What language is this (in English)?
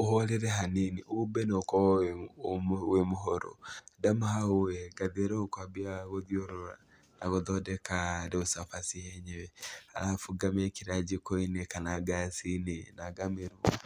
Kikuyu